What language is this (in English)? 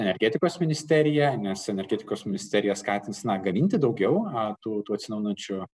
Lithuanian